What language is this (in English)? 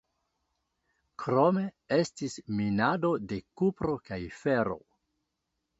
Esperanto